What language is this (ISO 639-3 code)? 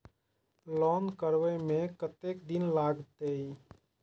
mai